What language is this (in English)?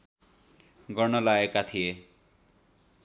Nepali